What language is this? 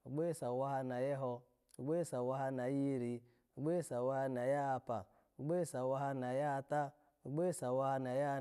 Alago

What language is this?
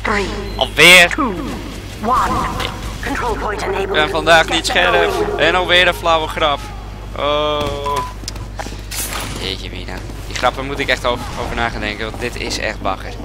Dutch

